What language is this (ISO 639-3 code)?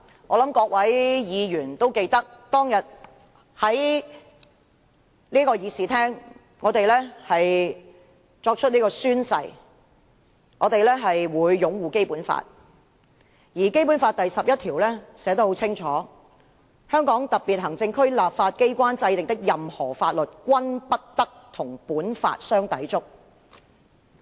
yue